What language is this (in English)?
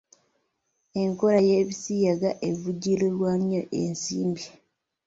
Ganda